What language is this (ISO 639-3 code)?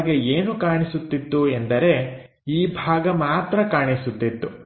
kan